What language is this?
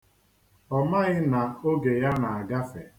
Igbo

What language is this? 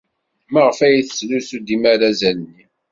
Kabyle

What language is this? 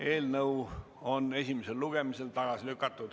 Estonian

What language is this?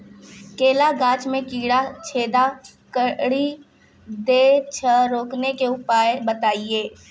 Maithili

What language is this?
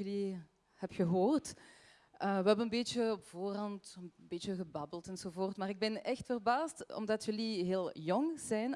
Dutch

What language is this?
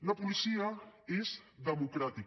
Catalan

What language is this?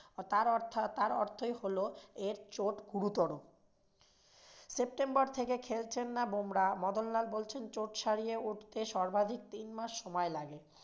Bangla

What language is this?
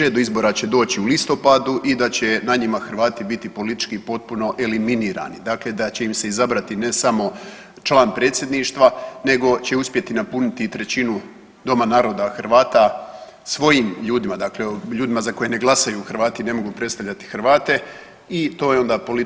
Croatian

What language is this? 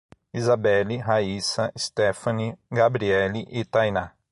Portuguese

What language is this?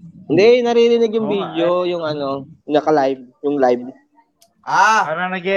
Filipino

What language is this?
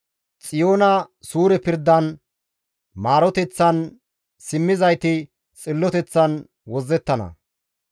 Gamo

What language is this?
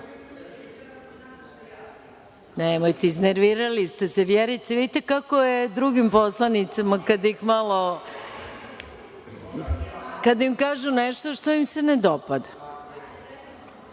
Serbian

